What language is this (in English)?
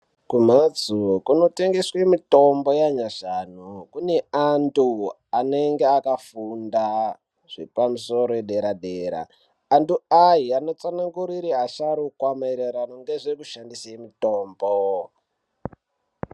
Ndau